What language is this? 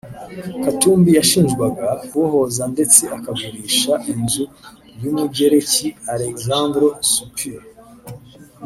Kinyarwanda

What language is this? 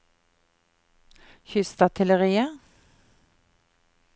Norwegian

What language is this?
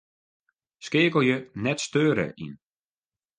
Western Frisian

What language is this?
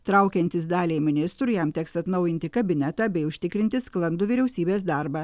Lithuanian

